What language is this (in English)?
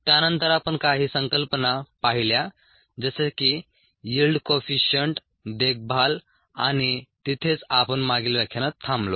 Marathi